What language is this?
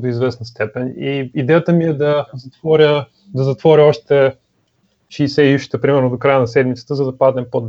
Bulgarian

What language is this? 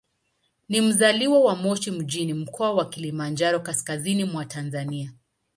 Swahili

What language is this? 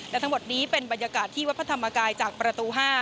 Thai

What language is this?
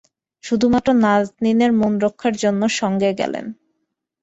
Bangla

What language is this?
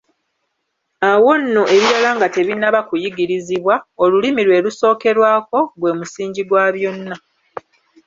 Ganda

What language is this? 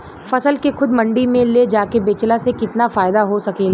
Bhojpuri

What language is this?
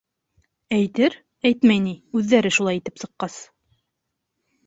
Bashkir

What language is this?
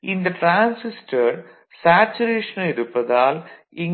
Tamil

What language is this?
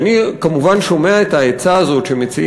Hebrew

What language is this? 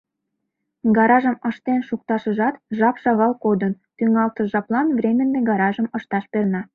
Mari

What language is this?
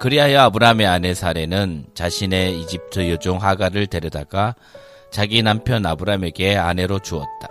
Korean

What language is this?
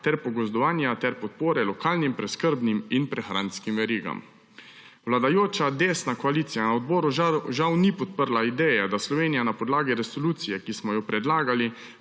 Slovenian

